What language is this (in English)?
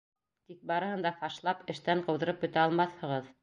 Bashkir